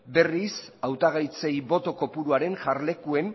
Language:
Basque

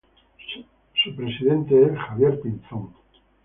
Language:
Spanish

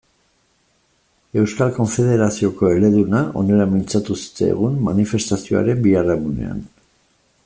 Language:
Basque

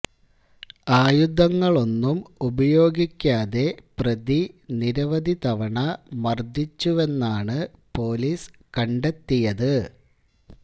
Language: Malayalam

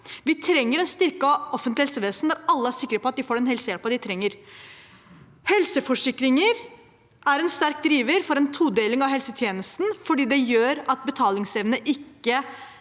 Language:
Norwegian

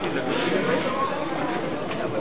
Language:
Hebrew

